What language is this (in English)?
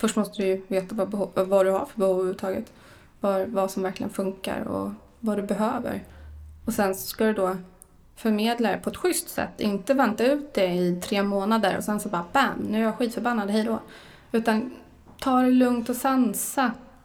Swedish